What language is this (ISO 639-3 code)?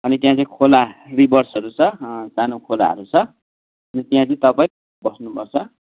nep